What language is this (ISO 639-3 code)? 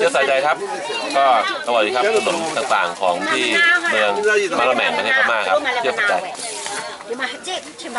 tha